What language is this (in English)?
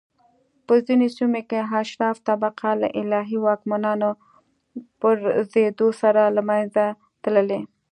Pashto